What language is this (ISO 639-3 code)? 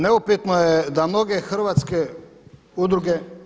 hrv